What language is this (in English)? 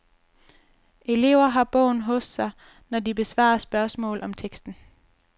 Danish